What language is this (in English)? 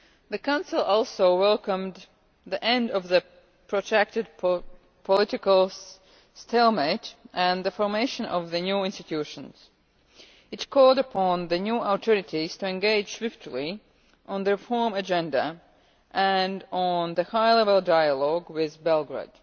English